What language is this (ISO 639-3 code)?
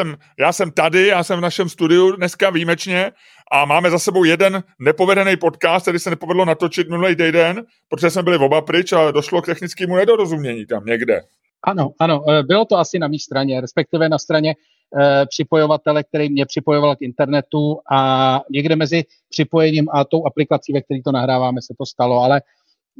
ces